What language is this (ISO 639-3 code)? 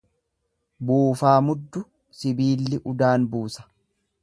orm